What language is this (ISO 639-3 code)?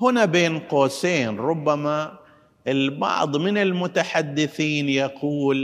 ara